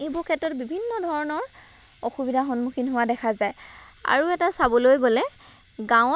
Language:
Assamese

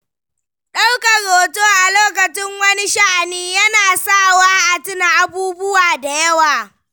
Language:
Hausa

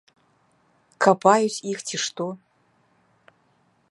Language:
Belarusian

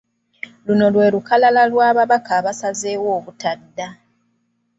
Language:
Ganda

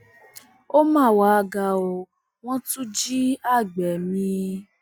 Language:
Yoruba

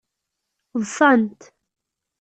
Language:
Kabyle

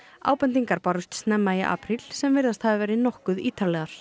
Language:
Icelandic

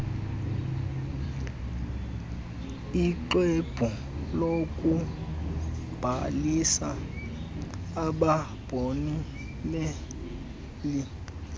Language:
Xhosa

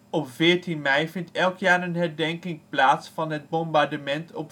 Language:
Dutch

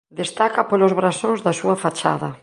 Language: Galician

